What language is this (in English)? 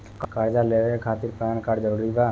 Bhojpuri